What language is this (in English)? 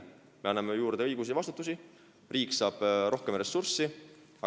Estonian